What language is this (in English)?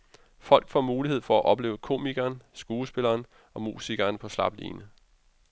Danish